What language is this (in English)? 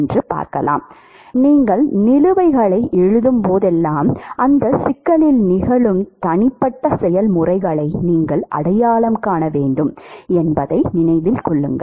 Tamil